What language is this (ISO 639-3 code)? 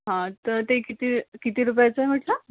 mar